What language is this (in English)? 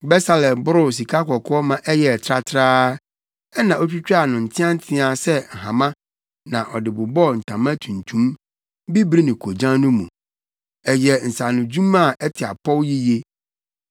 Akan